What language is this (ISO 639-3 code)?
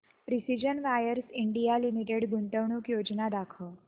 mar